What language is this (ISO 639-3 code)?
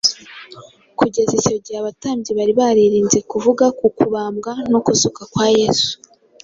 kin